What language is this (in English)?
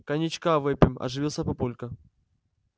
Russian